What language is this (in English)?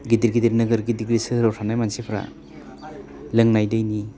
Bodo